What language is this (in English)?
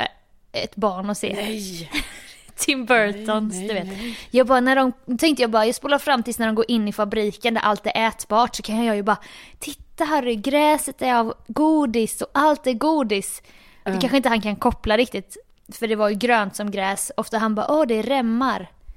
Swedish